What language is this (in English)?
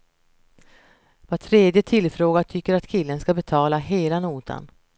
Swedish